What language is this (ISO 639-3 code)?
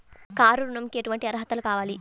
tel